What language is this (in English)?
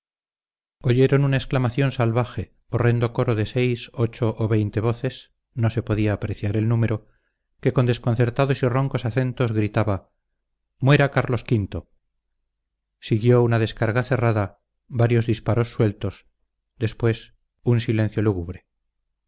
Spanish